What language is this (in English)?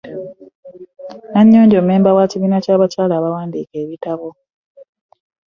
Ganda